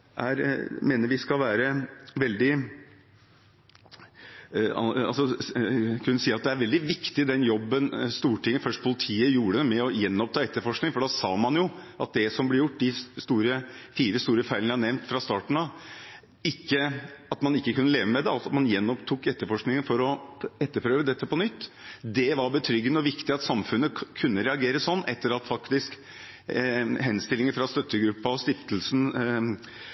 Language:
Norwegian Bokmål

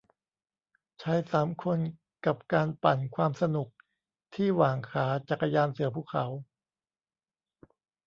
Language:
Thai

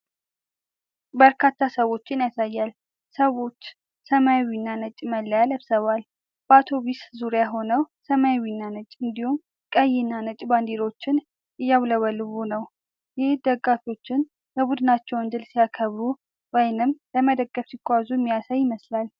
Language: Amharic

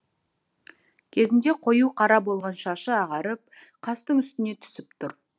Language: Kazakh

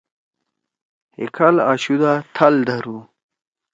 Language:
Torwali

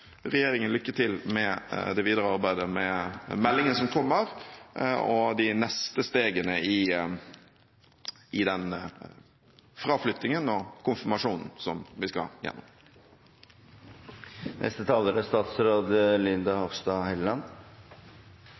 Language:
Norwegian Bokmål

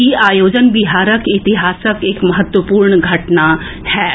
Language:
Maithili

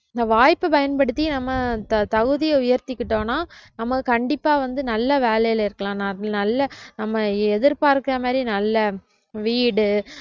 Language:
Tamil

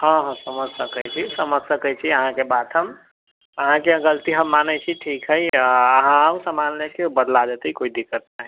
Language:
Maithili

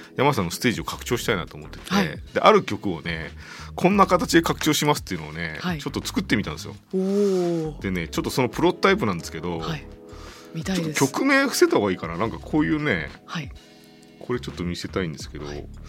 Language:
Japanese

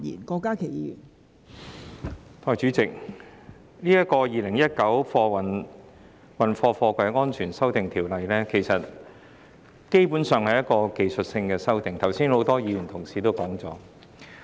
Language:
Cantonese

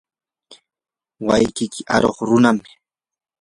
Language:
Yanahuanca Pasco Quechua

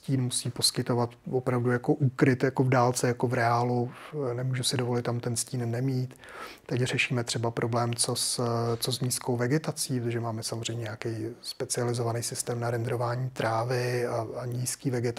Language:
Czech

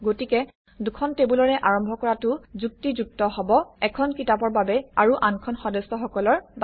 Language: Assamese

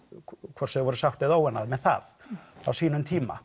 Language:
Icelandic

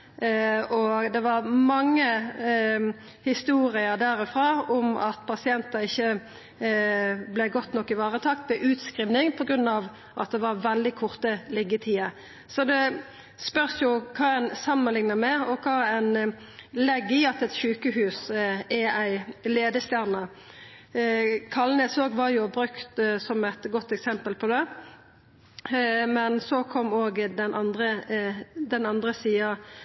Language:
Norwegian Nynorsk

